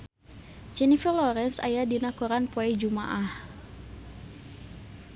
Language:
Sundanese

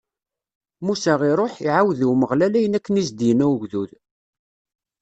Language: Kabyle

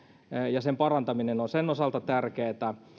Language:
Finnish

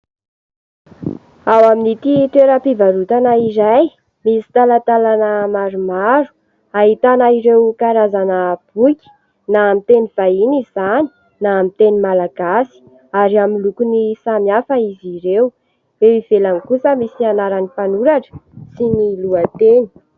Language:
Malagasy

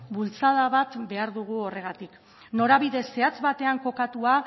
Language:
Basque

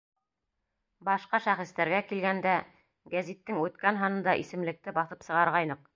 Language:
Bashkir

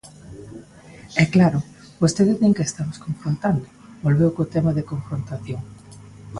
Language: Galician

